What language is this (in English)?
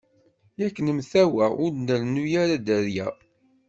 Kabyle